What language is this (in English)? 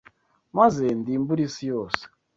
Kinyarwanda